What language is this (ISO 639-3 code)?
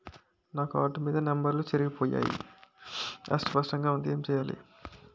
tel